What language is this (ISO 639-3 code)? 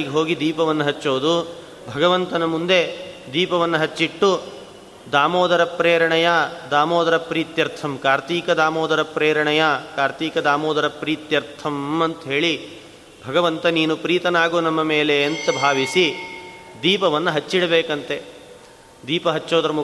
kan